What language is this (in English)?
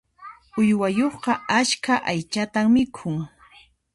Puno Quechua